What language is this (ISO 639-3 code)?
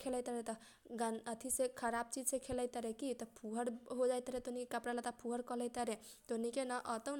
thq